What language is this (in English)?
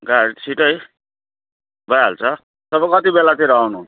Nepali